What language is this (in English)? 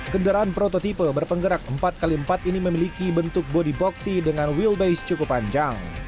Indonesian